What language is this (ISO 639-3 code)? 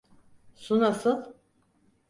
tur